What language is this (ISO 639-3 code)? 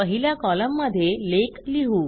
mar